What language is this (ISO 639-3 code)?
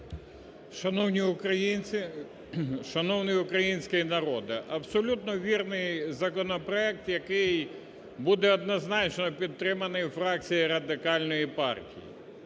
ukr